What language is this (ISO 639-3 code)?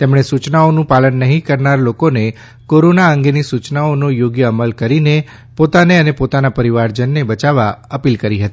guj